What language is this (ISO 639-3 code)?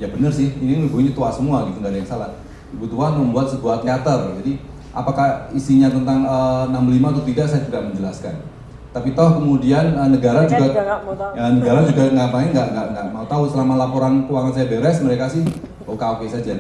ind